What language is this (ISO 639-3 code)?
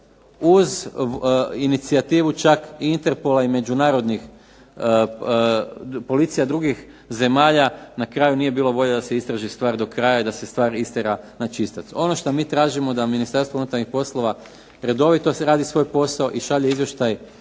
hrv